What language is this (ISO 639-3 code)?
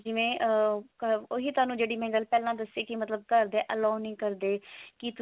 pan